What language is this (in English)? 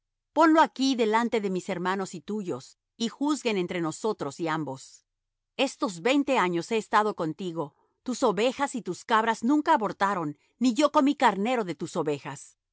Spanish